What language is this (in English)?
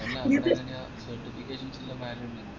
Malayalam